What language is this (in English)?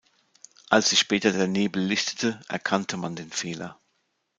German